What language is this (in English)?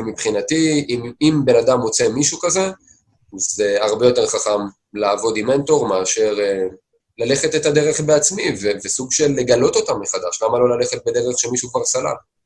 Hebrew